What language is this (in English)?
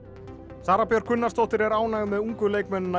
Icelandic